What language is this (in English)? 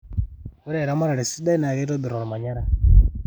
Masai